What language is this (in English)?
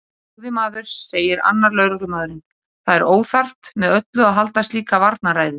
Icelandic